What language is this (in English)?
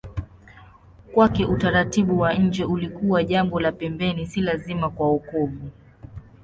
Swahili